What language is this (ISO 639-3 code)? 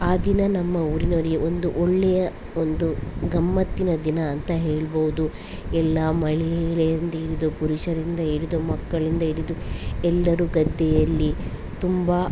kan